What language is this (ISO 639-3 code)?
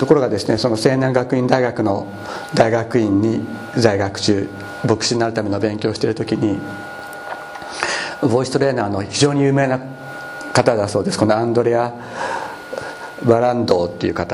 jpn